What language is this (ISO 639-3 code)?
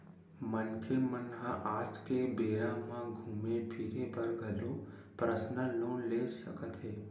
hne